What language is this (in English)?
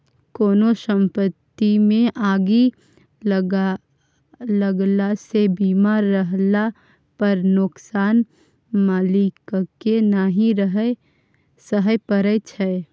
Maithili